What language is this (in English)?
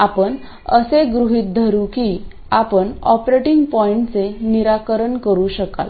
Marathi